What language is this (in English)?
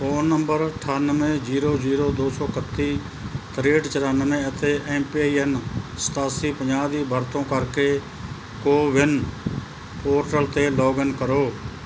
Punjabi